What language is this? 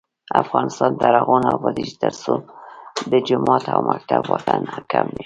Pashto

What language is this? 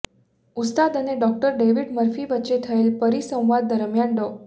Gujarati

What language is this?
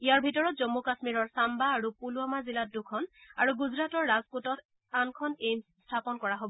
Assamese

